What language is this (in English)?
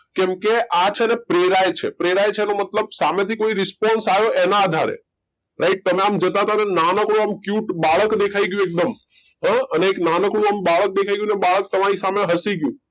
Gujarati